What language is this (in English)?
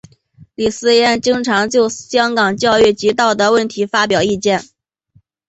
Chinese